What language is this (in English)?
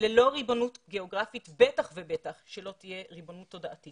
Hebrew